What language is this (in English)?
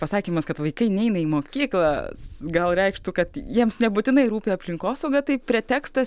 Lithuanian